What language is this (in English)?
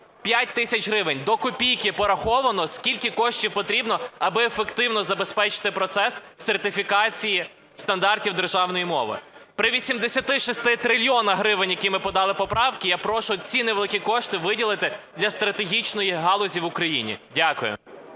Ukrainian